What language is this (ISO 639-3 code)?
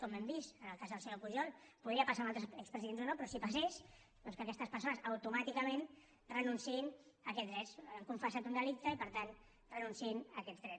cat